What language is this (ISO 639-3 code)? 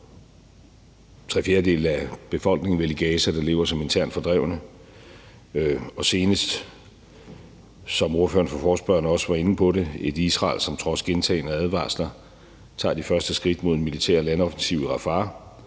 dan